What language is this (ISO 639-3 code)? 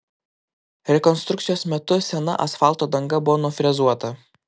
lit